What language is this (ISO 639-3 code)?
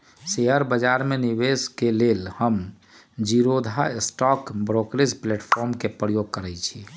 mag